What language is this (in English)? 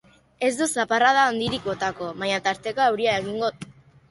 Basque